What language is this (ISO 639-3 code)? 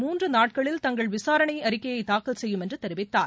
tam